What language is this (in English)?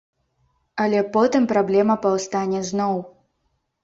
Belarusian